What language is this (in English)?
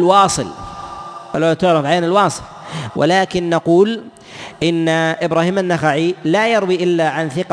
Arabic